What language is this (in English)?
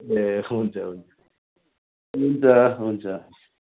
Nepali